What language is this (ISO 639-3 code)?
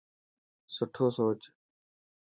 mki